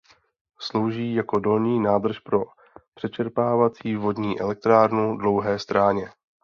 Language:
Czech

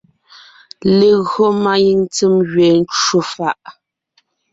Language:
Ngiemboon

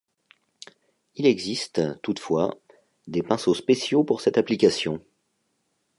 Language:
French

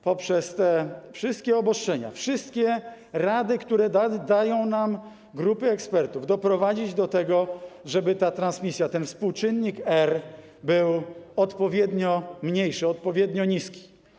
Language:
Polish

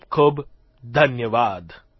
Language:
Gujarati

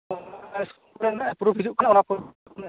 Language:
Santali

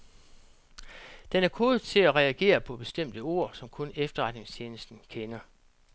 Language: Danish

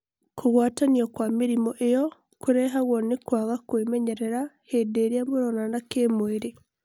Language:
Kikuyu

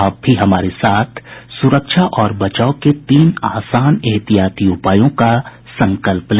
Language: Hindi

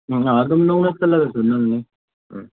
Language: Manipuri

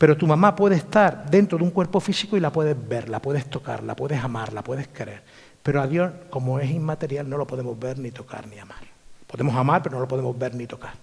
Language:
Spanish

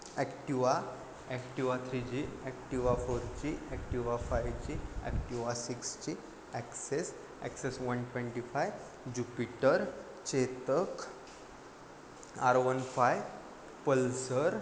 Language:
Marathi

